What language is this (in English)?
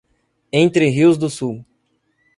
Portuguese